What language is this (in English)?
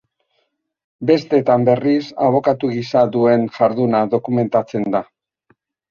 Basque